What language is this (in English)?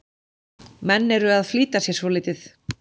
Icelandic